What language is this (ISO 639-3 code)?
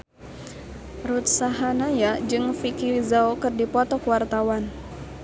sun